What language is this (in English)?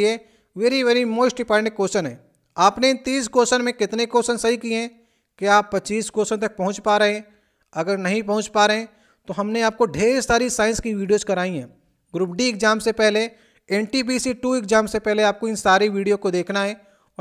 Hindi